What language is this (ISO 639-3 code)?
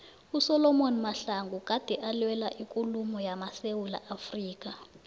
nbl